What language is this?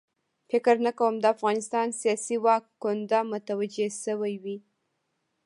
Pashto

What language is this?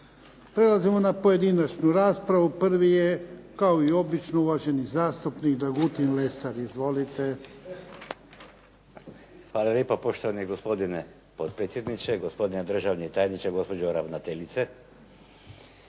Croatian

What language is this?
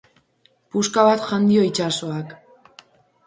Basque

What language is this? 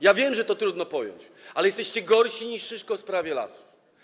Polish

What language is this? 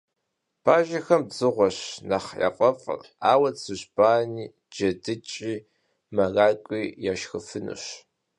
Kabardian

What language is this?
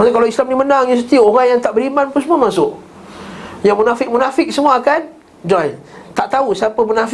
Malay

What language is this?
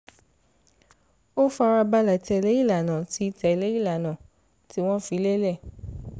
Yoruba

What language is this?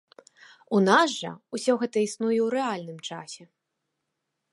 Belarusian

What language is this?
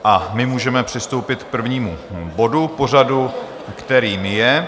Czech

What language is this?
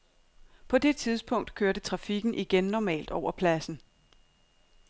Danish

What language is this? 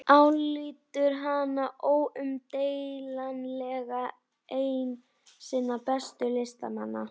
Icelandic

